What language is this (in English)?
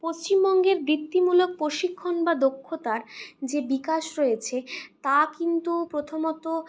Bangla